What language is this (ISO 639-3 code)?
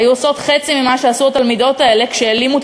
heb